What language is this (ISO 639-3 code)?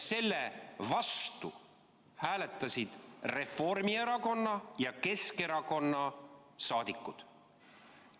est